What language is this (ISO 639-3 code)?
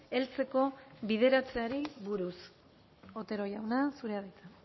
eus